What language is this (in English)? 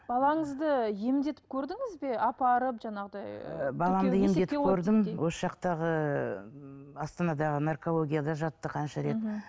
Kazakh